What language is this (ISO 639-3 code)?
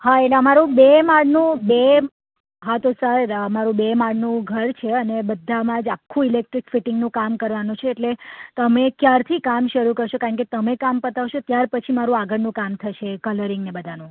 guj